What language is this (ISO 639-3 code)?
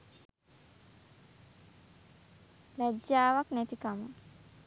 sin